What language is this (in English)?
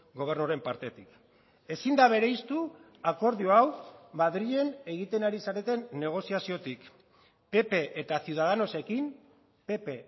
Basque